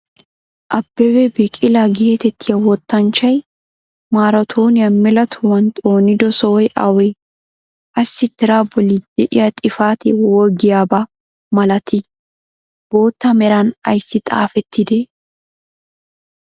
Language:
Wolaytta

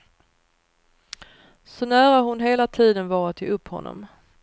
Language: Swedish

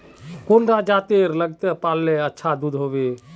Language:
Magahi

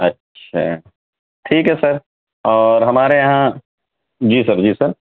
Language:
Urdu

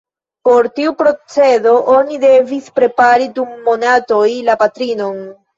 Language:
Esperanto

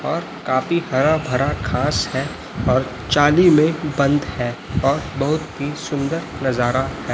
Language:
Hindi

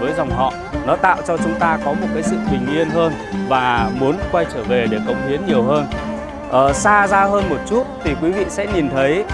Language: Vietnamese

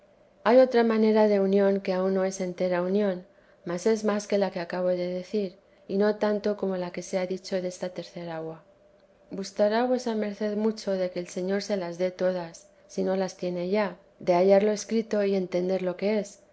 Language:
Spanish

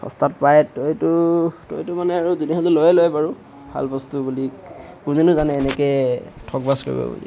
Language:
Assamese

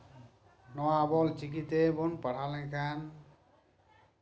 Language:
Santali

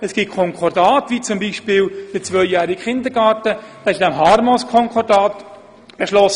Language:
Swiss German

